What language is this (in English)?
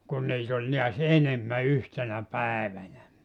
Finnish